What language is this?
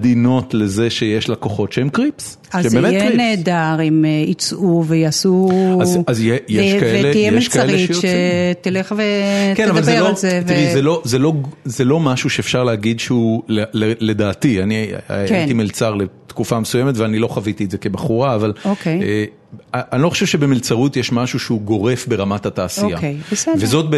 Hebrew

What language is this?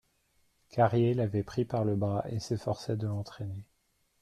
French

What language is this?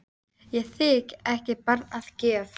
Icelandic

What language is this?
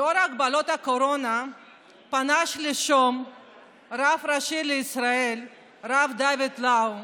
Hebrew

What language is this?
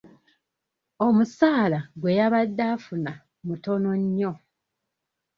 Ganda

